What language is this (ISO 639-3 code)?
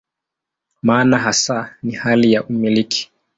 swa